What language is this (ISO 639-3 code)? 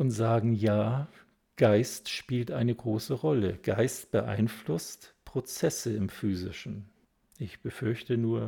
deu